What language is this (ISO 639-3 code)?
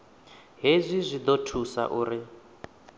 ven